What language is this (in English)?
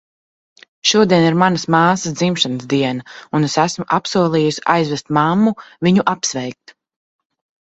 Latvian